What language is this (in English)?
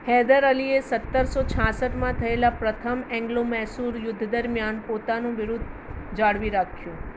Gujarati